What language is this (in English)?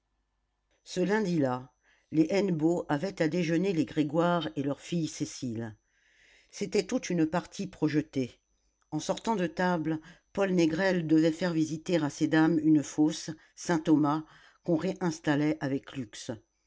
French